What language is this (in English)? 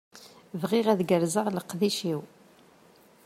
Kabyle